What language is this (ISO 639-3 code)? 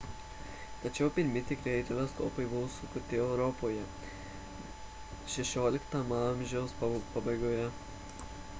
lit